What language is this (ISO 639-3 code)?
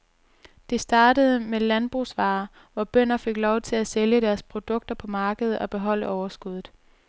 dan